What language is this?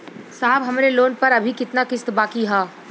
Bhojpuri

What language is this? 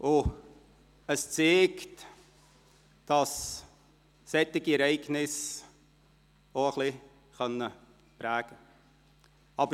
Swiss German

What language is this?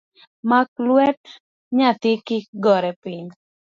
Luo (Kenya and Tanzania)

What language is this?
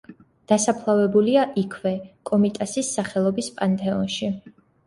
Georgian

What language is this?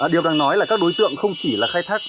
Vietnamese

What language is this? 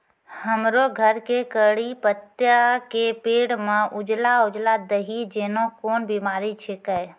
Maithili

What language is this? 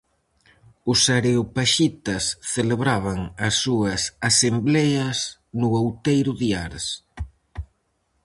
Galician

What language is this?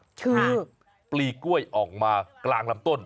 Thai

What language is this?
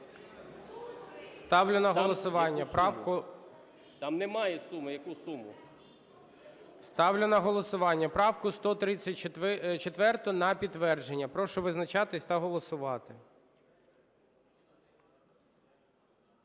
Ukrainian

